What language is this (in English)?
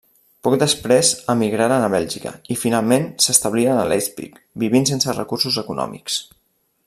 Catalan